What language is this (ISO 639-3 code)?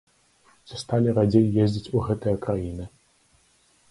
bel